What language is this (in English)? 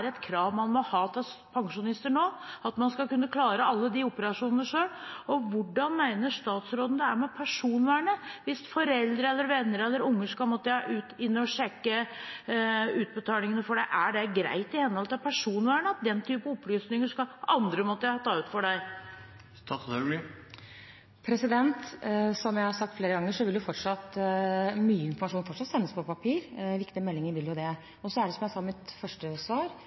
Norwegian Bokmål